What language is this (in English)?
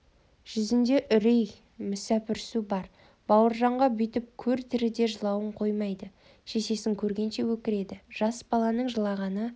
Kazakh